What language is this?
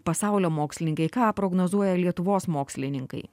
Lithuanian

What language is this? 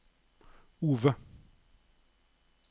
Norwegian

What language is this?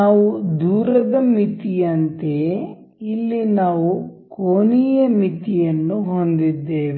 Kannada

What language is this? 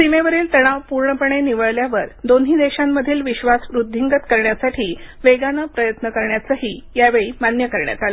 Marathi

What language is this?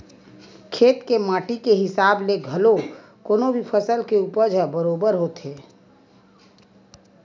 Chhattisgarhi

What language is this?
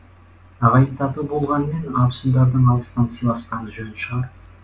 Kazakh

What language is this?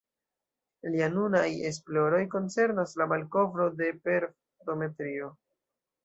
Esperanto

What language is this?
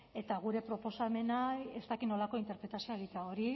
Basque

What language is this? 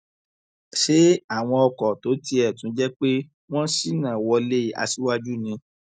Yoruba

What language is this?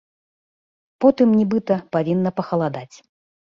Belarusian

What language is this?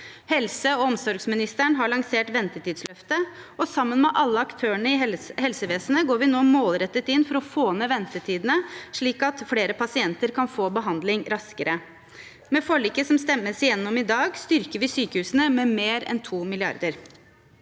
Norwegian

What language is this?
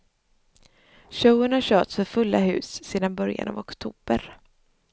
Swedish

